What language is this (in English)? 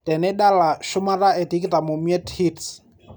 Masai